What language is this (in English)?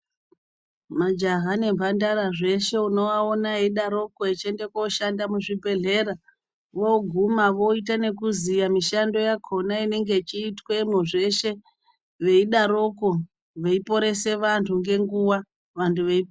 Ndau